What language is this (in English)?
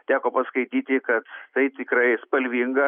Lithuanian